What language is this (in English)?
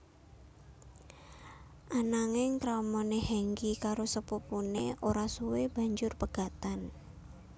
Javanese